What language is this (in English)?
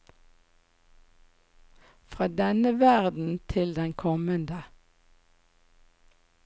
Norwegian